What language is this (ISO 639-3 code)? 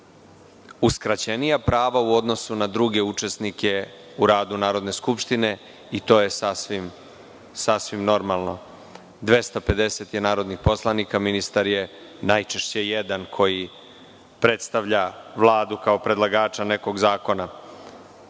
srp